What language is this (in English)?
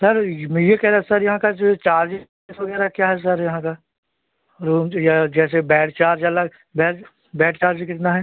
Hindi